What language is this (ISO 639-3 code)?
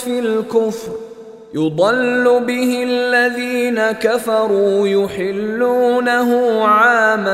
ara